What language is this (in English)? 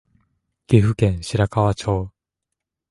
Japanese